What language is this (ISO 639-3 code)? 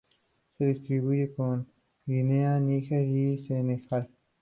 spa